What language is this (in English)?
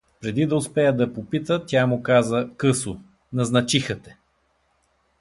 Bulgarian